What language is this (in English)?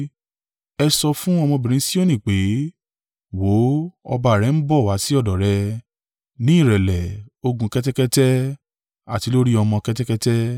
Yoruba